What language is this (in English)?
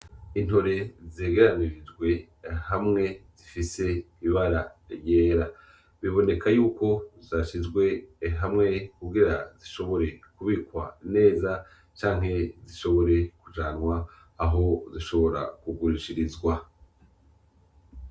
Rundi